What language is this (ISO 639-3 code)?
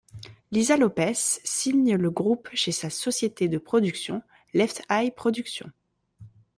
fra